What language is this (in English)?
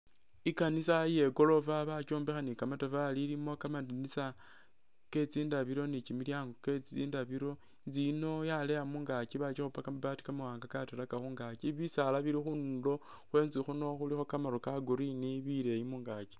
Masaaba